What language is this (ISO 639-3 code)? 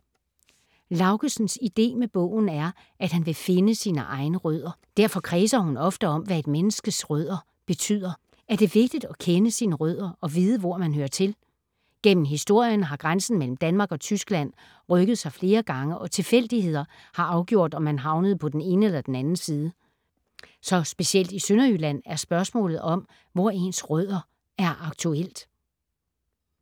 dan